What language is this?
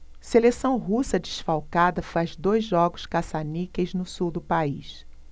Portuguese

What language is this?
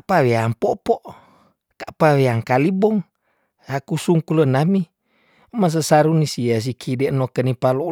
Tondano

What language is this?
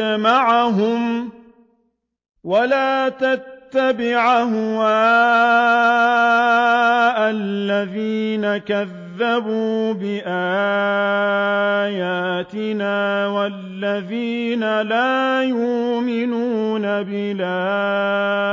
Arabic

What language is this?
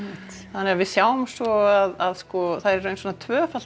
Icelandic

